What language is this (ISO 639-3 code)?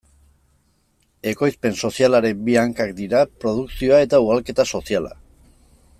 eus